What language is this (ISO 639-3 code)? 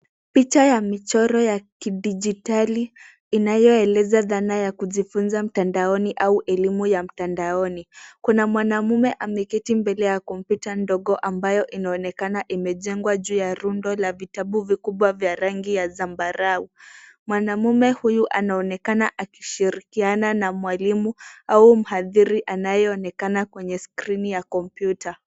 swa